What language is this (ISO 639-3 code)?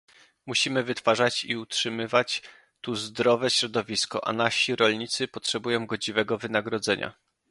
pol